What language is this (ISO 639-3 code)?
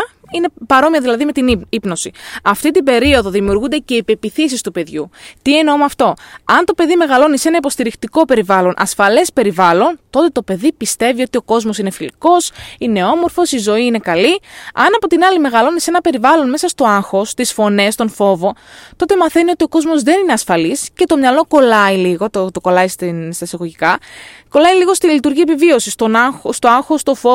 ell